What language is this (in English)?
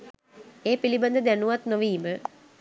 Sinhala